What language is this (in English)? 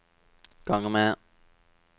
Norwegian